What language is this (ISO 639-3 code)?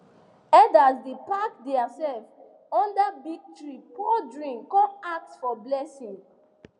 pcm